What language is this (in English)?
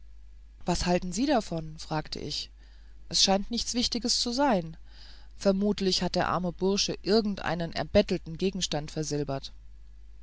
German